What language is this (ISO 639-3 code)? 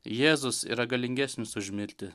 lit